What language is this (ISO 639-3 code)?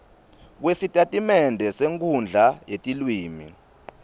ssw